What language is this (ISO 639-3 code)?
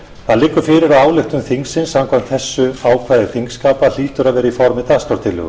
isl